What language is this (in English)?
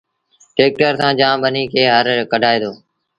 Sindhi Bhil